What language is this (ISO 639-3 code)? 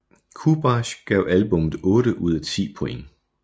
dan